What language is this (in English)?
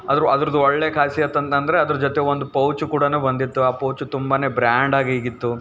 Kannada